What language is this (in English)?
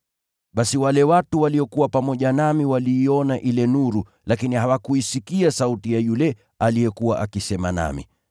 Swahili